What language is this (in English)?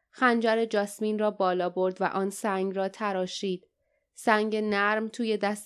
Persian